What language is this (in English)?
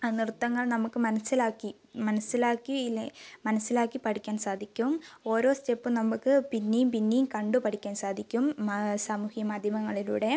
Malayalam